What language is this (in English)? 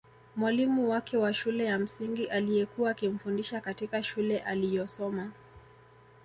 Swahili